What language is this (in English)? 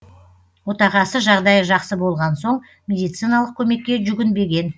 Kazakh